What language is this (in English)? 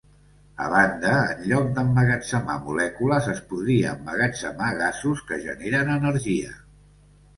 Catalan